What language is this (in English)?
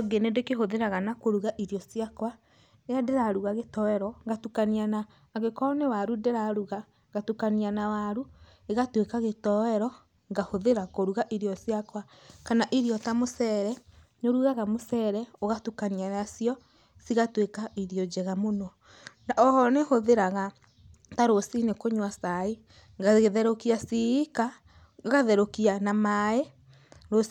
Kikuyu